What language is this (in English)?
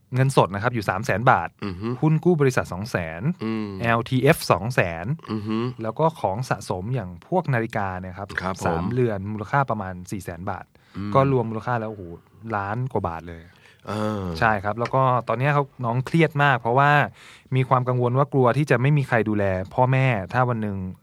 Thai